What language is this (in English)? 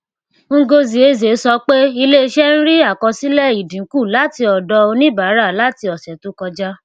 Yoruba